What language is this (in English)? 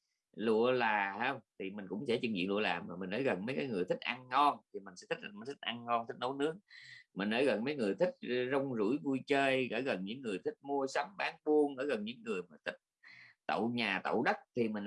Vietnamese